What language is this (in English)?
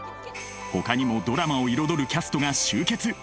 Japanese